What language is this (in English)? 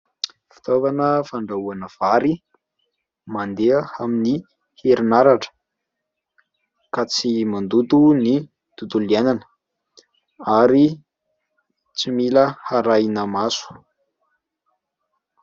Malagasy